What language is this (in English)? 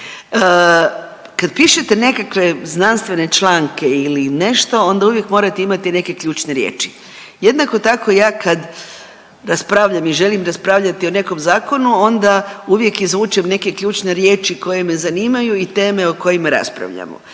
Croatian